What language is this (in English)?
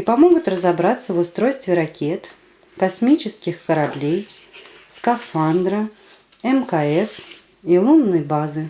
Russian